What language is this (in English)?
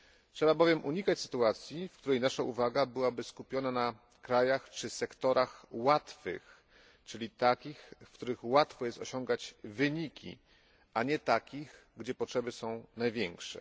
Polish